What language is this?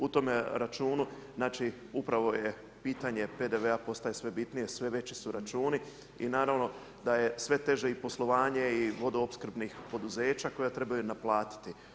Croatian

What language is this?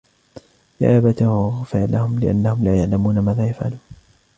Arabic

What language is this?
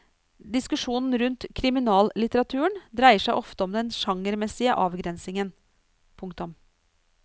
Norwegian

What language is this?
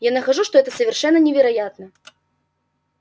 Russian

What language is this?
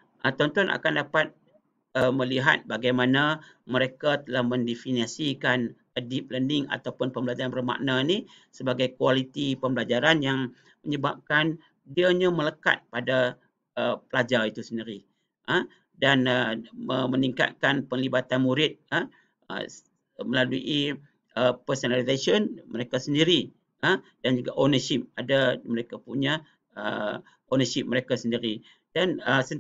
Malay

